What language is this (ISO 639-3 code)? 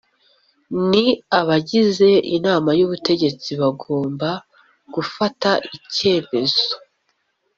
kin